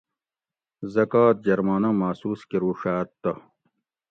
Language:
Gawri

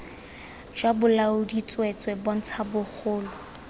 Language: Tswana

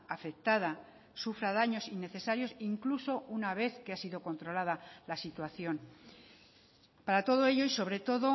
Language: Spanish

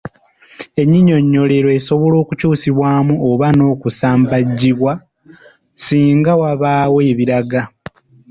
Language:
Ganda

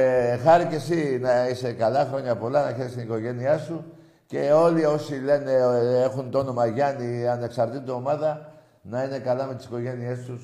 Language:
Greek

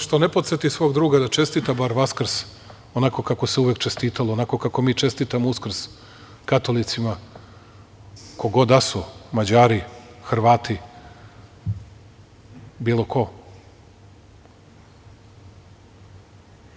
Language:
Serbian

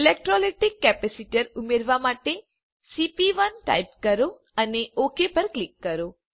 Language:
Gujarati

